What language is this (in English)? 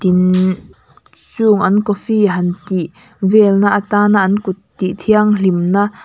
Mizo